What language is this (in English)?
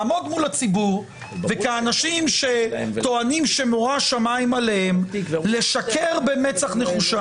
Hebrew